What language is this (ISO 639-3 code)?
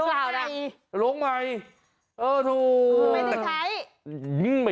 tha